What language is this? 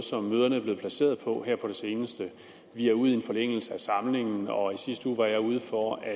Danish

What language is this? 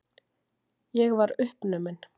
Icelandic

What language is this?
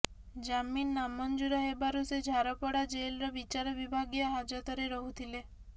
Odia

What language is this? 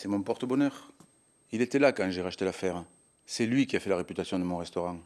French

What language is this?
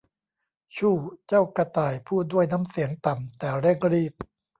Thai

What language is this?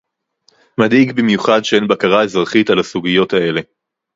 Hebrew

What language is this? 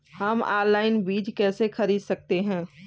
Hindi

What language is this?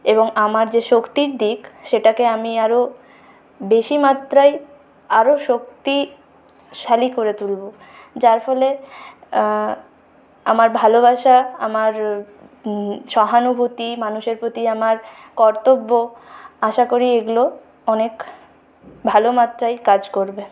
Bangla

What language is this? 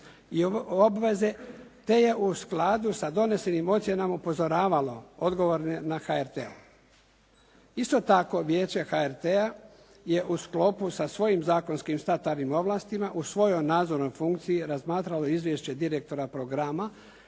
Croatian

